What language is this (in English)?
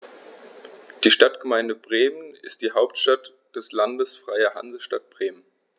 German